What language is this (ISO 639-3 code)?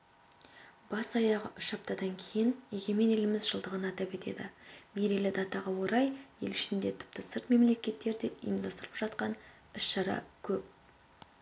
kaz